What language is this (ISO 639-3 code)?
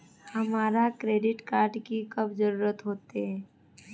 mag